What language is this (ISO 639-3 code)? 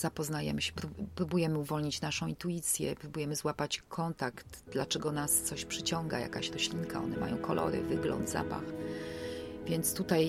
pol